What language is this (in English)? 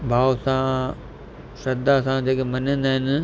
Sindhi